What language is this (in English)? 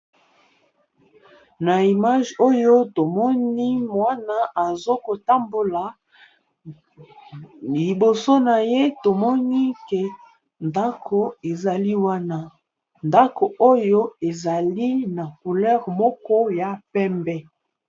Lingala